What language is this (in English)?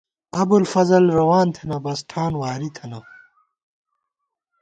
Gawar-Bati